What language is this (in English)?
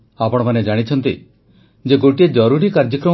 Odia